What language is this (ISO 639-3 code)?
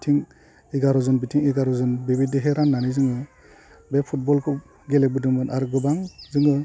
brx